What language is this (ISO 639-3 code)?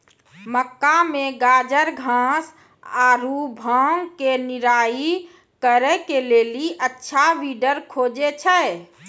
mai